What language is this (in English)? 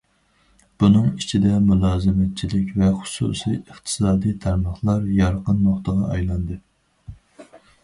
Uyghur